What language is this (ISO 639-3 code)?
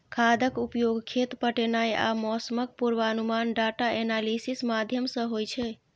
mai